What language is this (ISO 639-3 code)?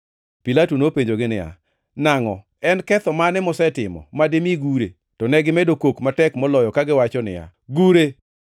luo